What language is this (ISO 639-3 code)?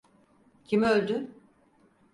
tur